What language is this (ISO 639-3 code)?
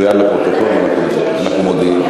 heb